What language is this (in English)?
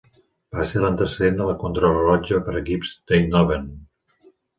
Catalan